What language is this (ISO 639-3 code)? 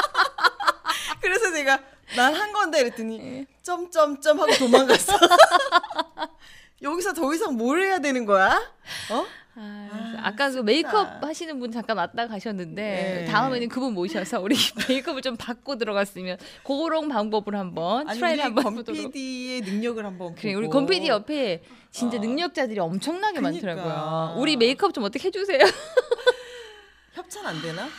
kor